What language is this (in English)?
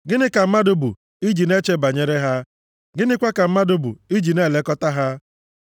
Igbo